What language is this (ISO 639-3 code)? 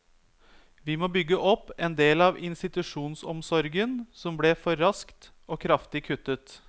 nor